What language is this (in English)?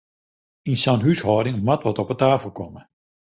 Western Frisian